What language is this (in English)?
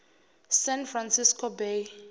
Zulu